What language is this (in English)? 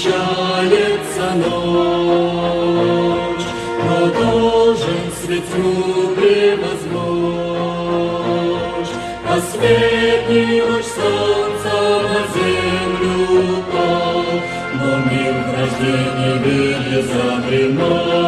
Romanian